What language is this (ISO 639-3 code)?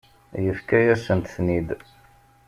kab